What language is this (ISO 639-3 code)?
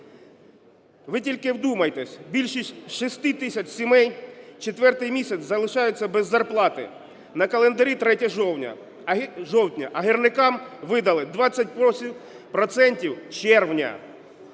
ukr